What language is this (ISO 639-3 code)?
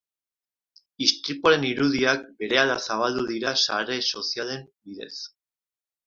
eus